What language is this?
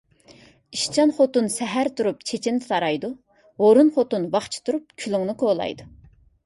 Uyghur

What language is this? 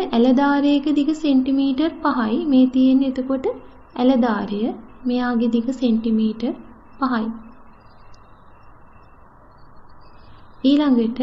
Hindi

